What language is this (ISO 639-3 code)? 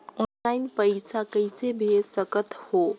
hne